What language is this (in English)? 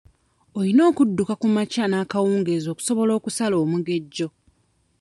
Ganda